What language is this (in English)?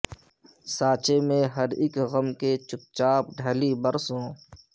Urdu